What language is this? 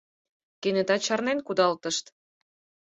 Mari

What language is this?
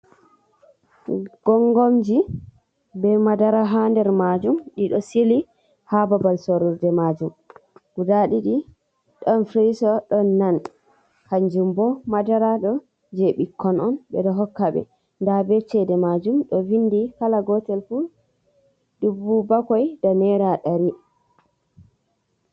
Fula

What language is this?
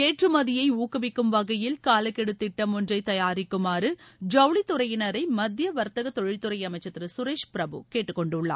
Tamil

